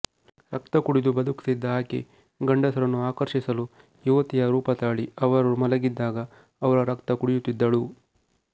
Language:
Kannada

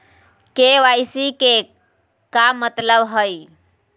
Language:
Magahi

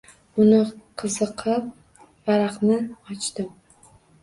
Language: Uzbek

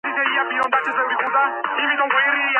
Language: Georgian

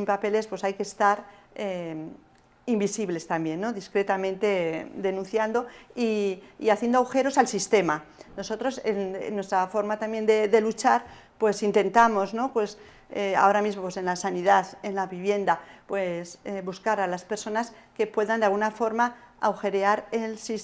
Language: Spanish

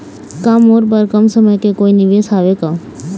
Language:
Chhattisgarhi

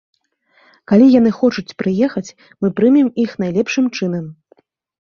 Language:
Belarusian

